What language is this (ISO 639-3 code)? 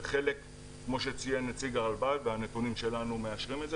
heb